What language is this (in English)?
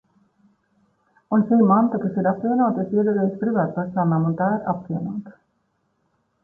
Latvian